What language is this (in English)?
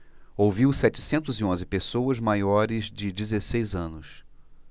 Portuguese